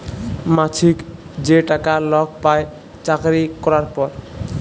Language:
Bangla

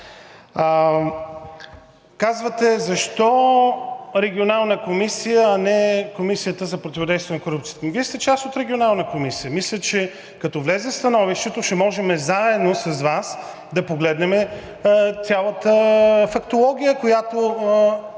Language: Bulgarian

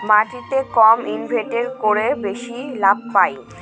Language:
Bangla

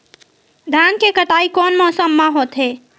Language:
Chhattisgarhi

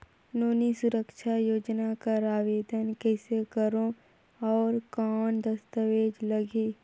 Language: Chhattisgarhi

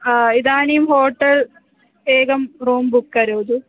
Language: Sanskrit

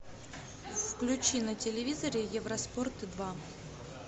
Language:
Russian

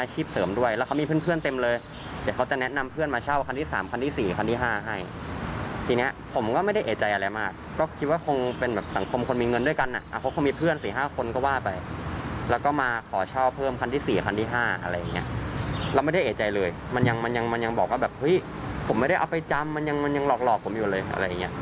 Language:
Thai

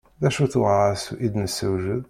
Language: Kabyle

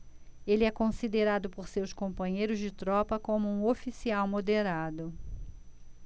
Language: Portuguese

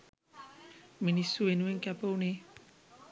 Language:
Sinhala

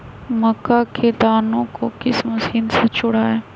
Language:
Magahi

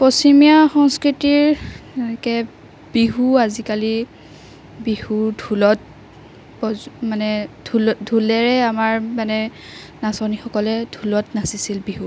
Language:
Assamese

